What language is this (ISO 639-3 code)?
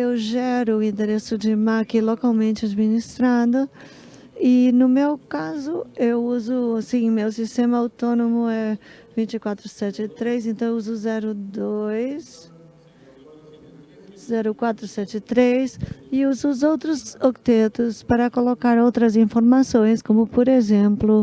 por